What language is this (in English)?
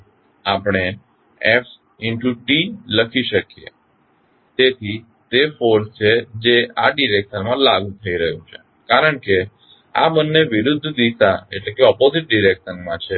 Gujarati